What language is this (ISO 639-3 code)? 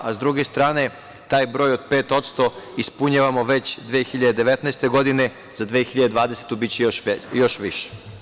srp